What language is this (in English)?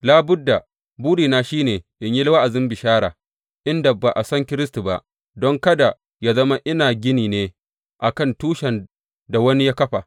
Hausa